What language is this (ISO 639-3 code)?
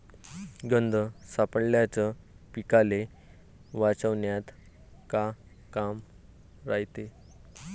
mar